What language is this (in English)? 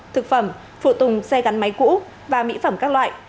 Vietnamese